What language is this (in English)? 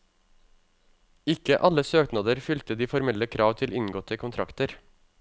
Norwegian